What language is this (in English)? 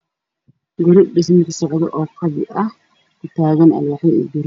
Somali